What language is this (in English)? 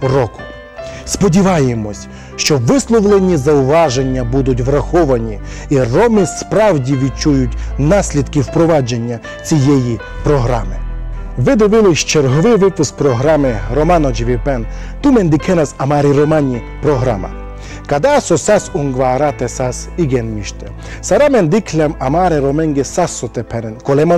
Ukrainian